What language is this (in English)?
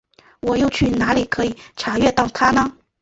Chinese